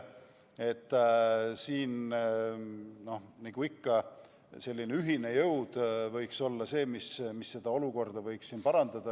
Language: Estonian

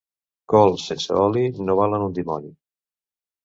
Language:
Catalan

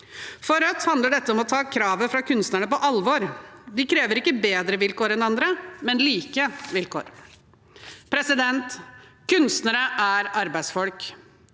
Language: Norwegian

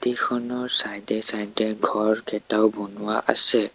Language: Assamese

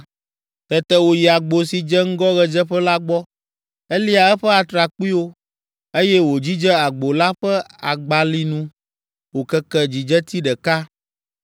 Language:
Ewe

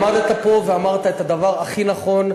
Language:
Hebrew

